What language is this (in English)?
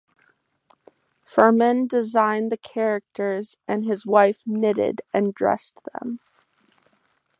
English